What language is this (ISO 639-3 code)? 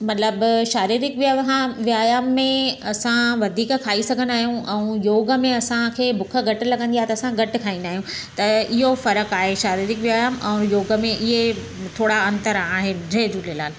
snd